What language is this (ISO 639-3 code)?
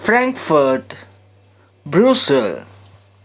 kas